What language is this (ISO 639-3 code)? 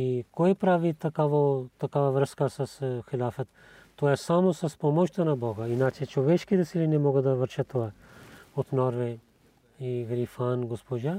bul